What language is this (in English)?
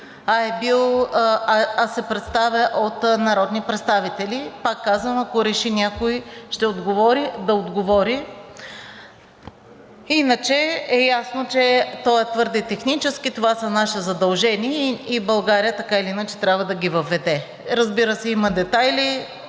Bulgarian